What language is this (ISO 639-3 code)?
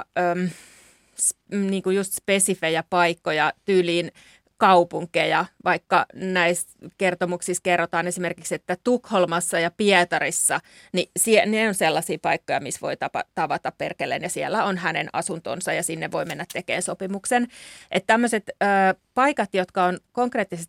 fin